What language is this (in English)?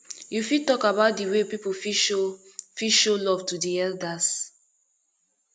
Nigerian Pidgin